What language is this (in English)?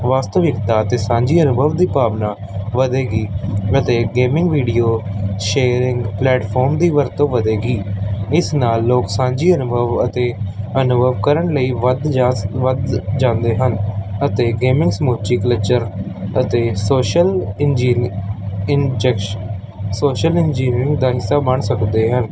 Punjabi